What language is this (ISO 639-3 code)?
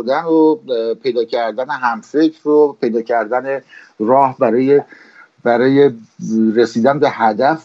fas